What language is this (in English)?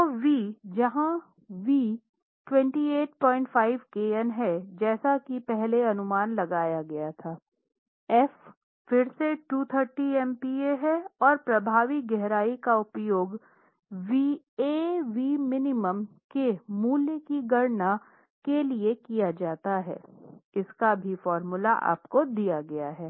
Hindi